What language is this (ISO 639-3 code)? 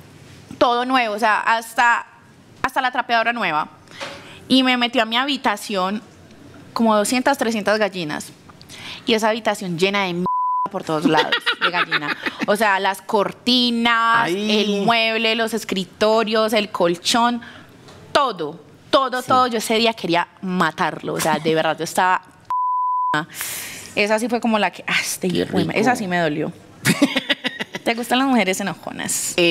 spa